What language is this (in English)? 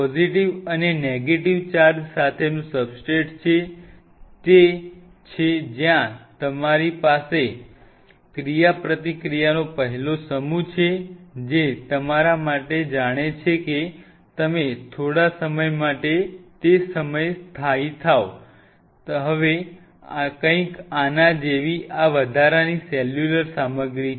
Gujarati